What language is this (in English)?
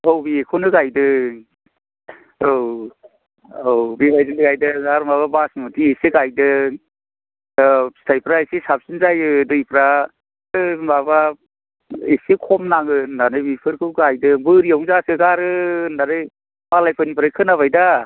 Bodo